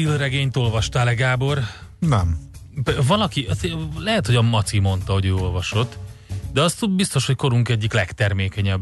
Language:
Hungarian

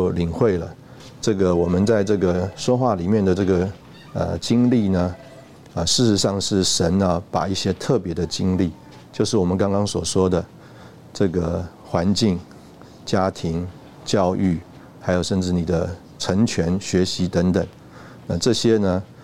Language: Chinese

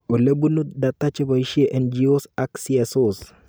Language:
Kalenjin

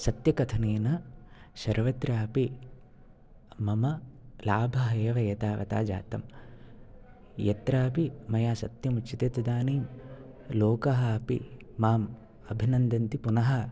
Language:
Sanskrit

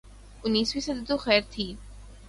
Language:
Urdu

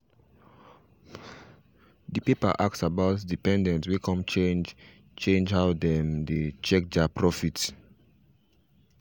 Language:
Nigerian Pidgin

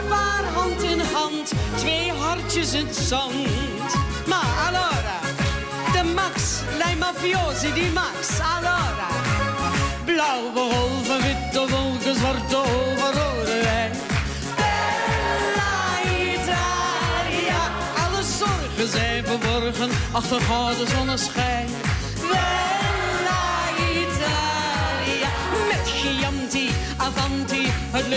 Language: Dutch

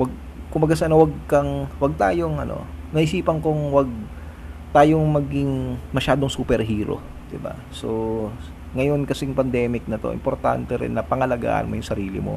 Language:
Filipino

